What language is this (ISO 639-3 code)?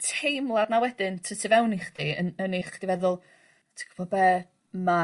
cym